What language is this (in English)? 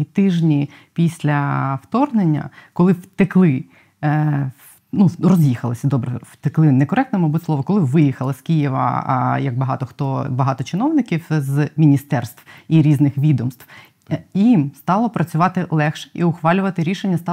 Ukrainian